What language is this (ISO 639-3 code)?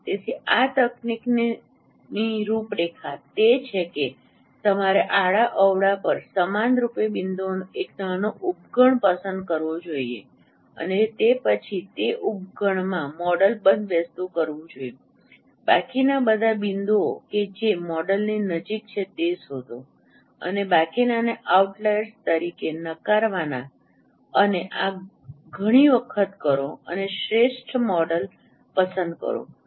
guj